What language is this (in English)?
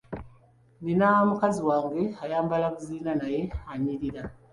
Ganda